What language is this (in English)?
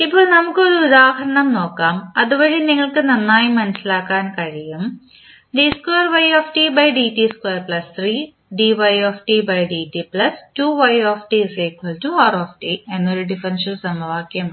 Malayalam